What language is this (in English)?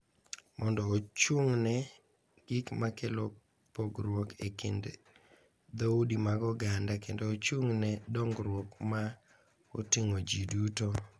Luo (Kenya and Tanzania)